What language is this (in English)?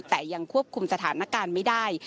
Thai